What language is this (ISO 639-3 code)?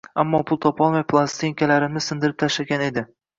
uzb